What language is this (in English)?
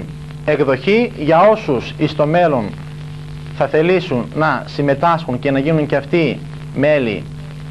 Greek